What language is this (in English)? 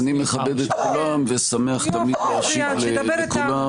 Hebrew